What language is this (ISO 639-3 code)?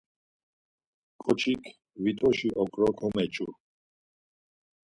lzz